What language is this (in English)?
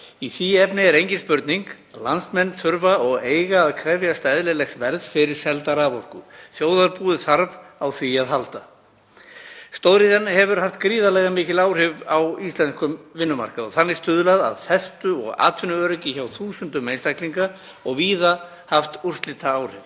Icelandic